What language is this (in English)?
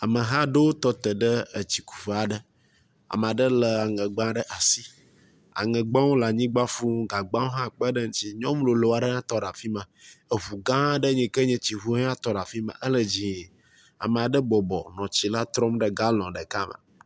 Ewe